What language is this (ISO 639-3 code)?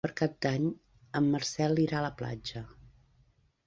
cat